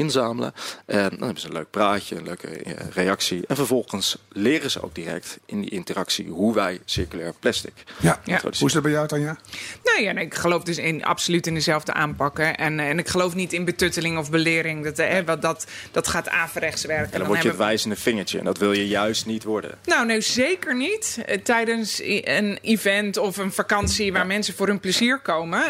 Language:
Dutch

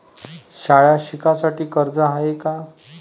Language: Marathi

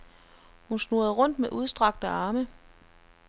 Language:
Danish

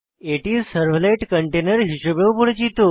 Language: Bangla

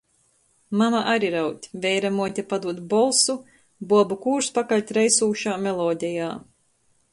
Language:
Latgalian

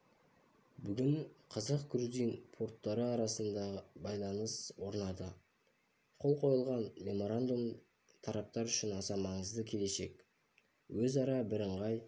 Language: Kazakh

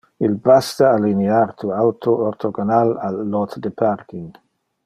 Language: Interlingua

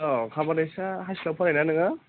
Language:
Bodo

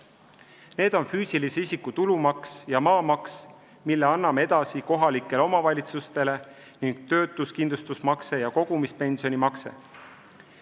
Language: Estonian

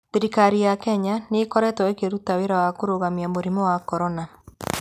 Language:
Kikuyu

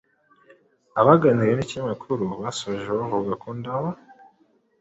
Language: Kinyarwanda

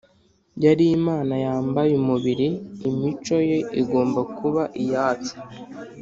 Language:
Kinyarwanda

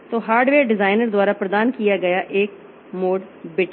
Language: Hindi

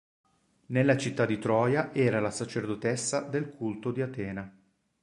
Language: Italian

